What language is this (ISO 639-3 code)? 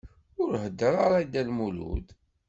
kab